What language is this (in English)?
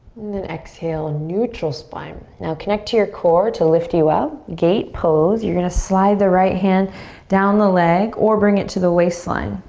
English